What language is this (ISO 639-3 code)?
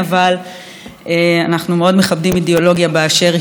heb